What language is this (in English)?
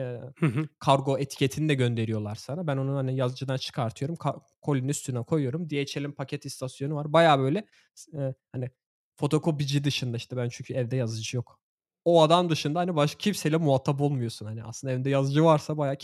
Turkish